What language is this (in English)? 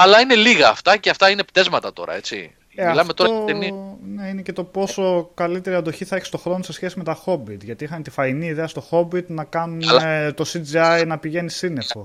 Greek